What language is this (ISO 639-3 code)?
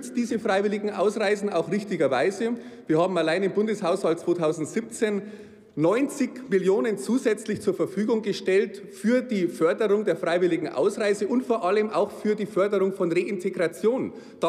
deu